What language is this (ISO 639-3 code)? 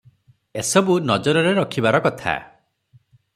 ori